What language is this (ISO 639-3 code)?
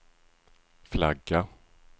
swe